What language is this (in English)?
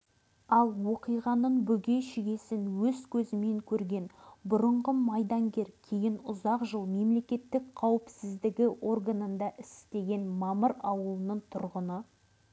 Kazakh